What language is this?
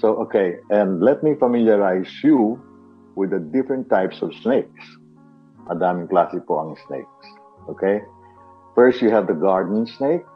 Filipino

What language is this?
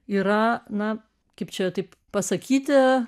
Lithuanian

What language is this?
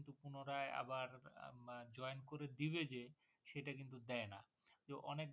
Bangla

